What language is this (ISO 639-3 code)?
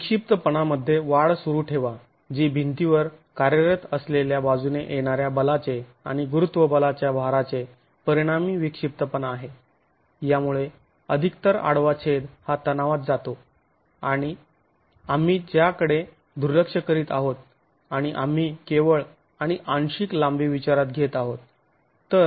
mar